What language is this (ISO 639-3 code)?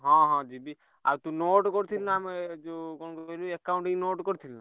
ori